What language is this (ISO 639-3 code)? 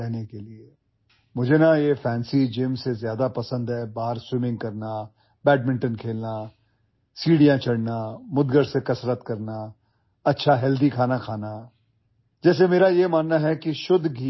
asm